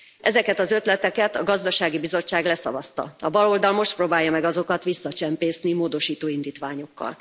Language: Hungarian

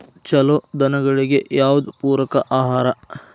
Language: Kannada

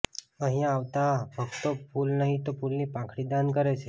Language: Gujarati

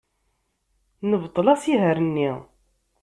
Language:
Kabyle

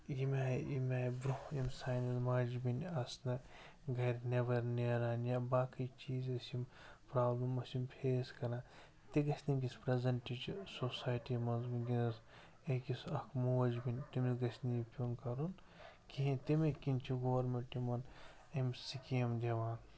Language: Kashmiri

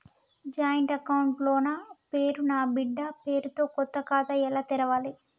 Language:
Telugu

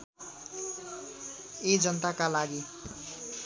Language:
Nepali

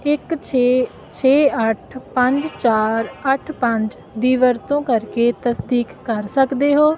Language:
Punjabi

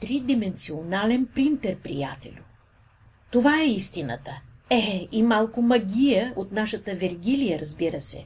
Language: Bulgarian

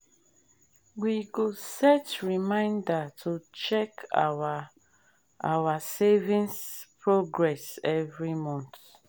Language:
Nigerian Pidgin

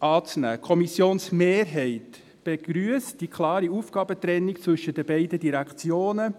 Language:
Swiss German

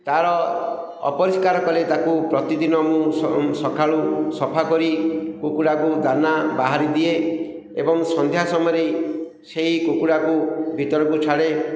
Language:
Odia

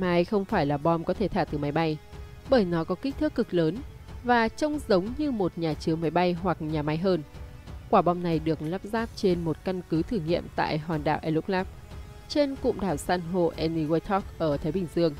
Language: Vietnamese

